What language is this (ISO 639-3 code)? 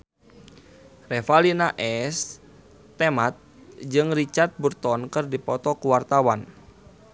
sun